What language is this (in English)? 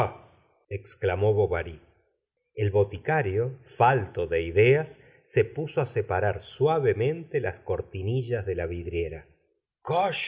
Spanish